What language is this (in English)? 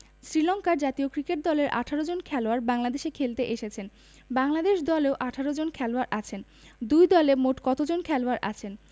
Bangla